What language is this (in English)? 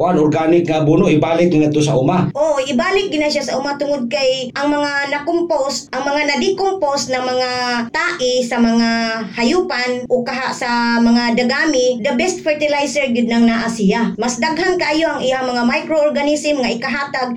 Filipino